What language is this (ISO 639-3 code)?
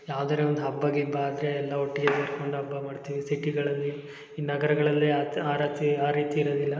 kan